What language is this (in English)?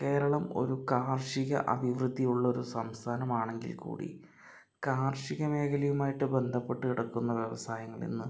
Malayalam